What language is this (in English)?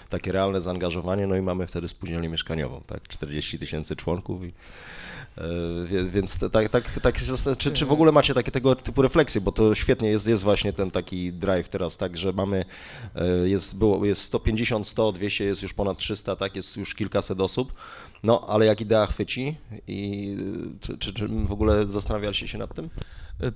Polish